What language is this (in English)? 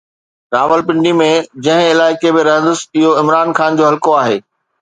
Sindhi